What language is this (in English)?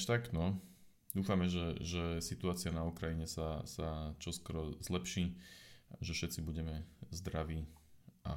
Slovak